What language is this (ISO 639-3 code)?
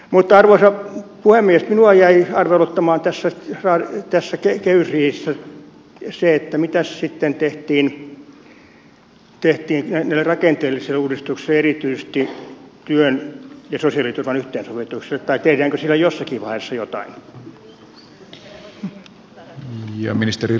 fin